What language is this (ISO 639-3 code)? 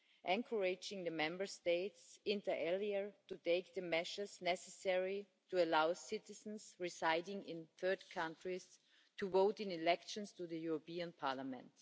eng